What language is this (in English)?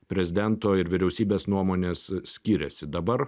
Lithuanian